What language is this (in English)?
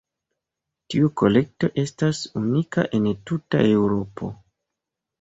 Esperanto